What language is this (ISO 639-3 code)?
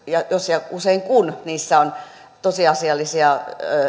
fin